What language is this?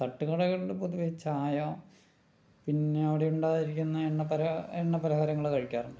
Malayalam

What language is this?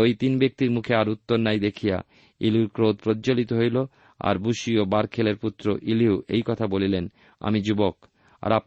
Bangla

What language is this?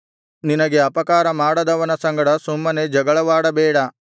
Kannada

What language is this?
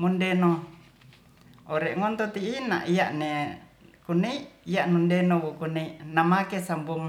Ratahan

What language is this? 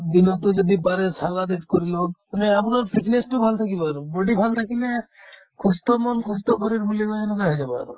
Assamese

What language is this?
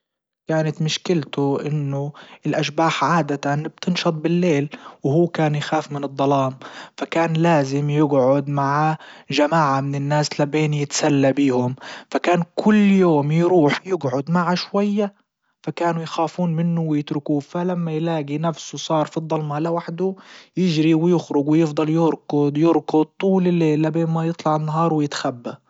Libyan Arabic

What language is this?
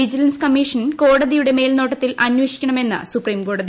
Malayalam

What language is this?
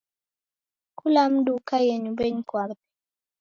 Taita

